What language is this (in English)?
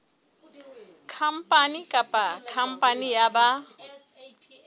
Southern Sotho